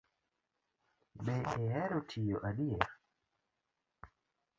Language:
Luo (Kenya and Tanzania)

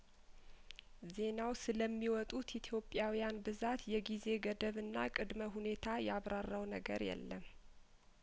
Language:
Amharic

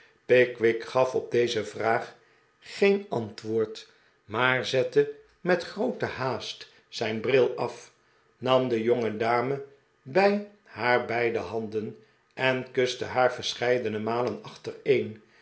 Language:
Dutch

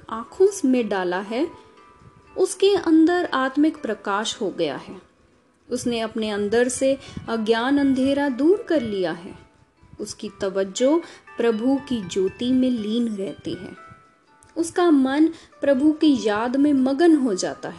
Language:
Hindi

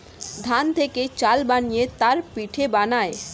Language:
Bangla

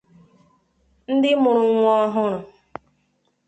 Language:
Igbo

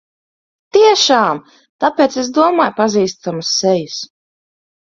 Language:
Latvian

